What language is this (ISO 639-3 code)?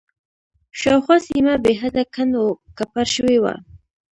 pus